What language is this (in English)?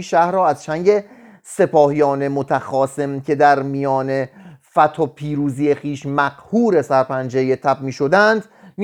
Persian